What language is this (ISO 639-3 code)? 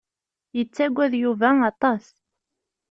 kab